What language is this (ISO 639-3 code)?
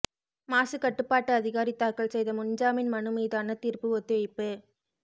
tam